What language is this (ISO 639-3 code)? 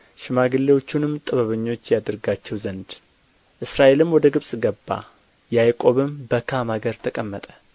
amh